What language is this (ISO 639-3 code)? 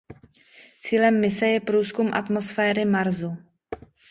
ces